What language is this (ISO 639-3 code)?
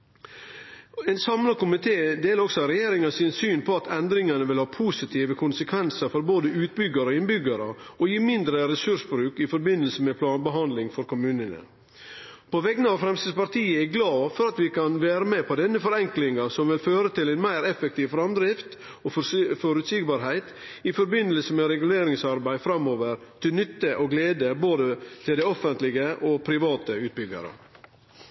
nno